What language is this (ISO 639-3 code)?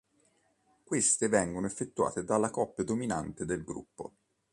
ita